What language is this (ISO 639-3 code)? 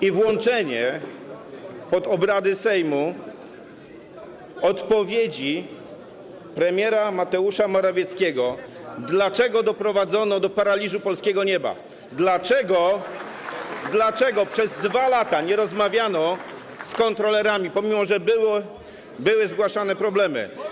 pol